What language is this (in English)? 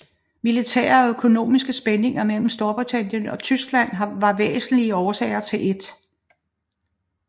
Danish